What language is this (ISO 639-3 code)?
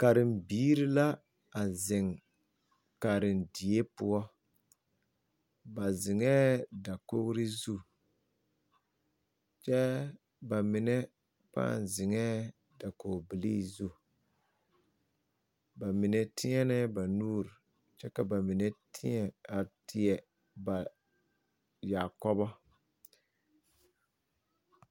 dga